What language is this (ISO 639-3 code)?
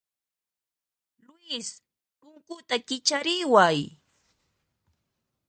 qxp